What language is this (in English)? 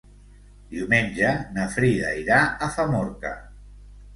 Catalan